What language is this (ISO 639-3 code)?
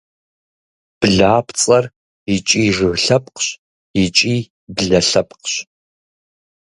kbd